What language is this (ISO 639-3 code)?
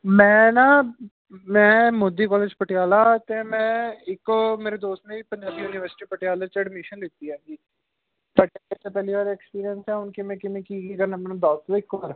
pan